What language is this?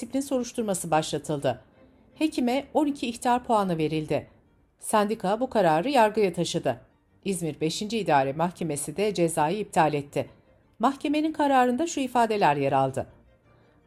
Turkish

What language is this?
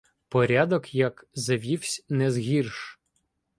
Ukrainian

